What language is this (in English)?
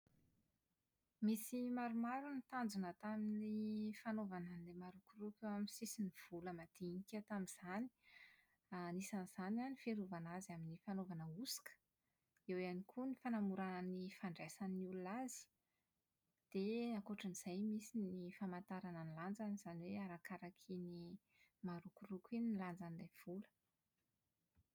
Malagasy